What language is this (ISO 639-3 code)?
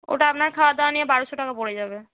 ben